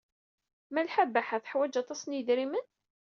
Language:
Kabyle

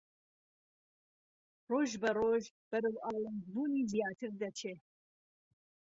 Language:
Central Kurdish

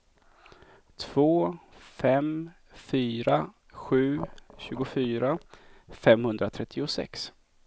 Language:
Swedish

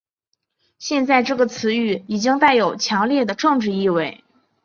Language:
Chinese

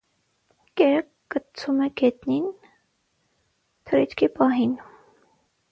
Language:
Armenian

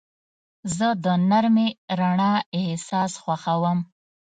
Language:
Pashto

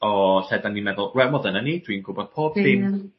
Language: Welsh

